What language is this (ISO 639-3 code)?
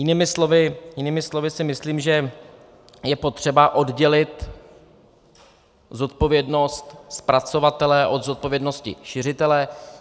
ces